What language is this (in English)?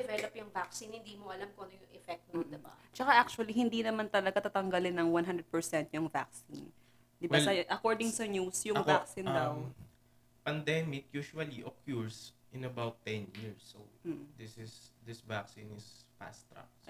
Filipino